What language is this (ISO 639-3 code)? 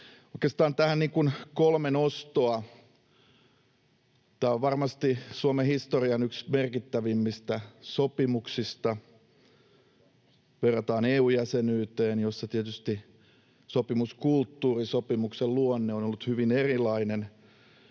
fin